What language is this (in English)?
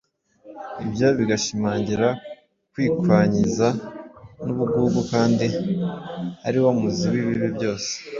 Kinyarwanda